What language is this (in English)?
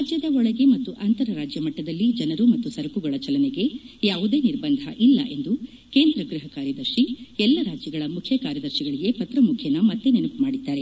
Kannada